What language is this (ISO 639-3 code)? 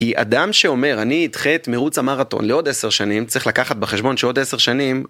heb